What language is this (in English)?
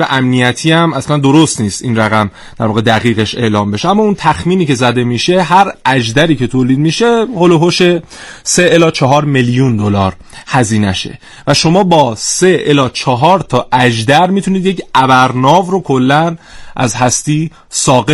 Persian